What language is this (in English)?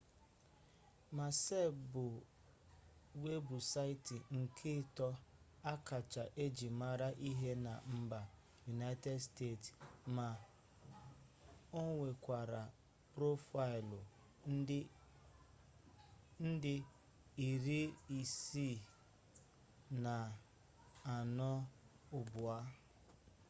Igbo